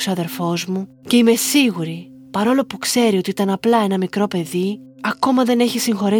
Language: Greek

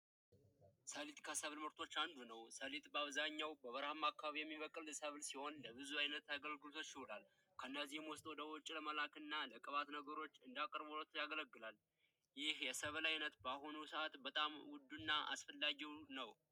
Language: Amharic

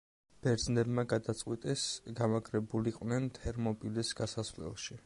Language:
Georgian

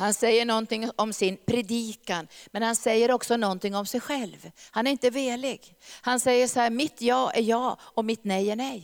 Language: Swedish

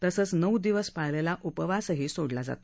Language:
Marathi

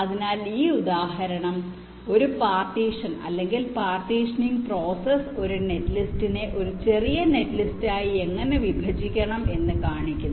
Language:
Malayalam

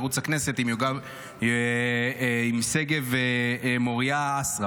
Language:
Hebrew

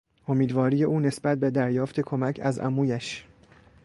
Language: Persian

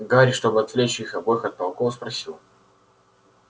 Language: Russian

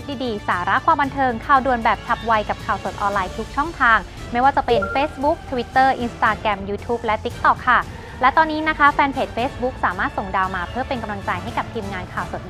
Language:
Thai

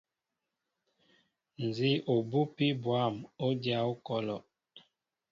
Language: Mbo (Cameroon)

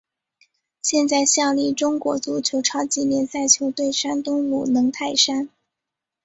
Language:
Chinese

